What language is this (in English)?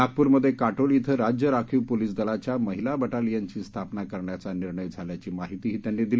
Marathi